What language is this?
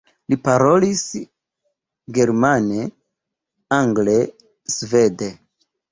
Esperanto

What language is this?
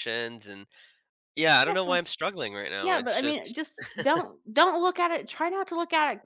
English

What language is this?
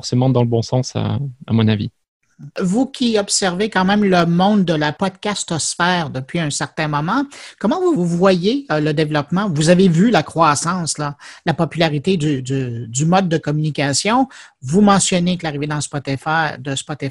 French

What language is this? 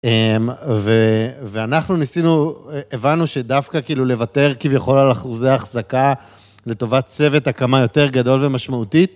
Hebrew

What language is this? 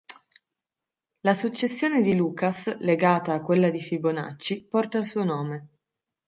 Italian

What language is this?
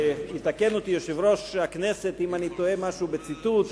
Hebrew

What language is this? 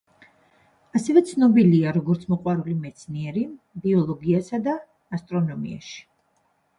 Georgian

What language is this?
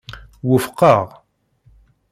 Kabyle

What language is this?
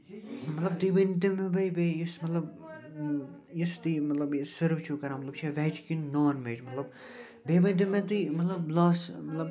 Kashmiri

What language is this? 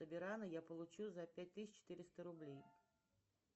Russian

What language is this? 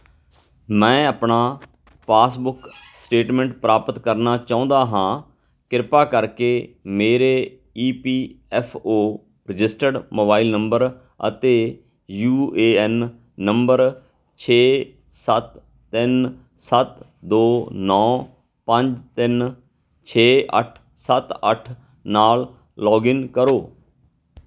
Punjabi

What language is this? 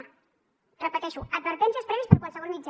Catalan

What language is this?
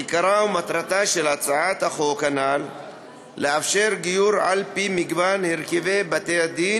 Hebrew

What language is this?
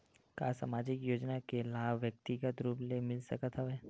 Chhattisgarhi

